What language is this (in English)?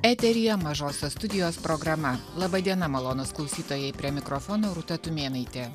Lithuanian